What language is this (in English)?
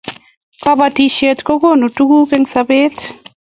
Kalenjin